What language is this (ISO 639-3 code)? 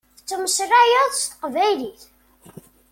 kab